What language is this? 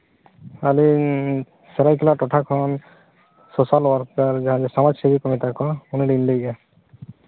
Santali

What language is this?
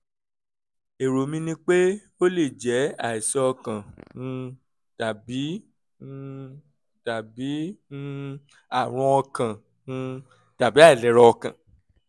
Yoruba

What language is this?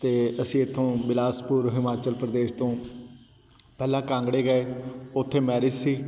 Punjabi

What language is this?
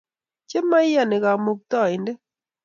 Kalenjin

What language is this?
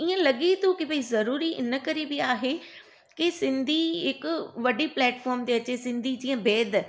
Sindhi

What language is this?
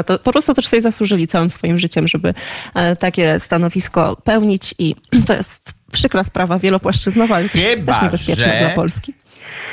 Polish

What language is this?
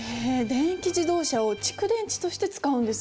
Japanese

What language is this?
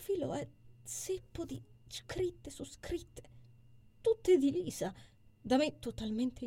Italian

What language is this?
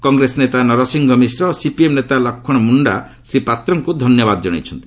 Odia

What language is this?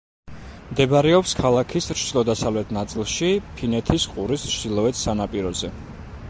Georgian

